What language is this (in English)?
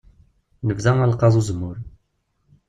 Kabyle